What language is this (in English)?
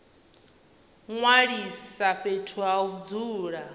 Venda